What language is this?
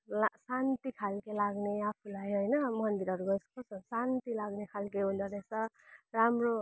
Nepali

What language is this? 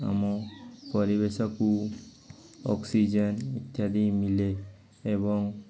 Odia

